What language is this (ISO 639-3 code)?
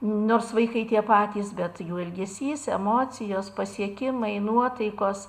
lit